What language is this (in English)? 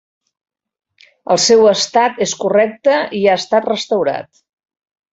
Catalan